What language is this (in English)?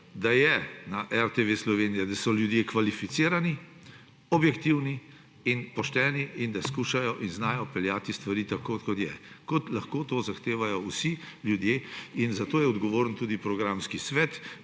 Slovenian